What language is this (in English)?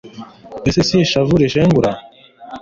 Kinyarwanda